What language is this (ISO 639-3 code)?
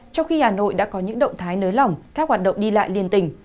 vie